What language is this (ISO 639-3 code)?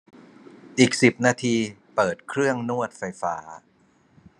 tha